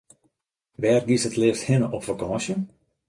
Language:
Western Frisian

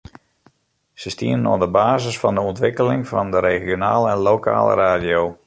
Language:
Western Frisian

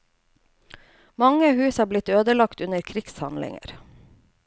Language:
Norwegian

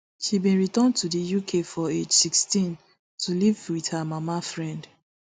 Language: Nigerian Pidgin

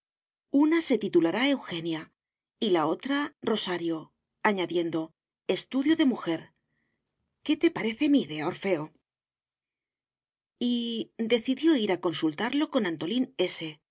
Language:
Spanish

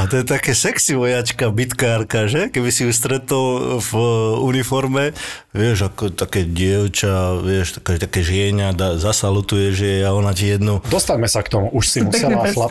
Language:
Slovak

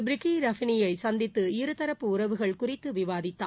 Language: Tamil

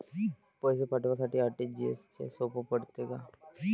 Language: Marathi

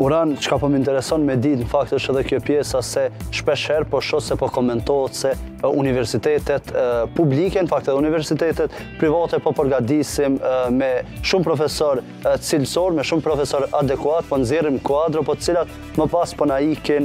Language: Romanian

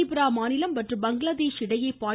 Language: Tamil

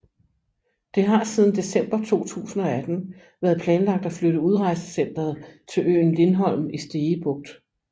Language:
Danish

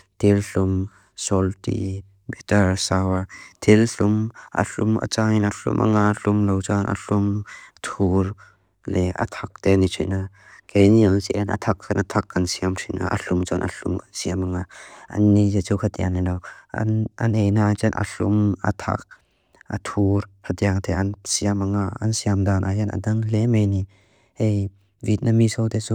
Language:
Mizo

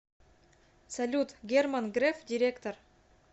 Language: Russian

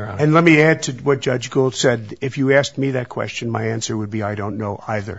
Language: English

